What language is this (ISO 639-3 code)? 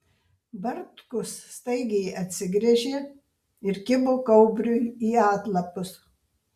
lit